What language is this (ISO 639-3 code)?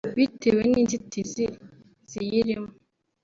kin